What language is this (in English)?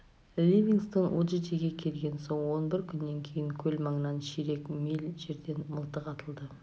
Kazakh